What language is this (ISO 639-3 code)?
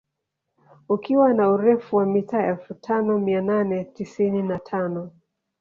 swa